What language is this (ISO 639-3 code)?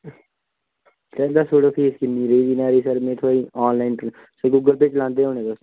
doi